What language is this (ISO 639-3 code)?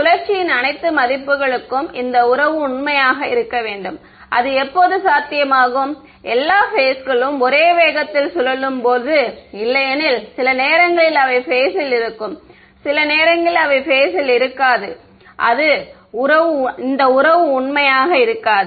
tam